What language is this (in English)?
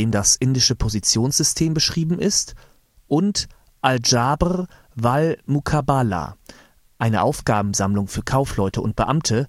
German